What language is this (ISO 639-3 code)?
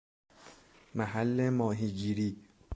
fas